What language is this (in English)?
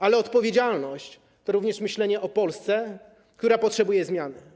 Polish